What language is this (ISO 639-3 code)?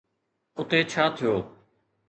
snd